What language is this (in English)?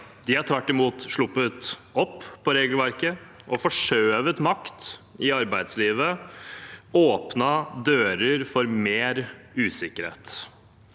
Norwegian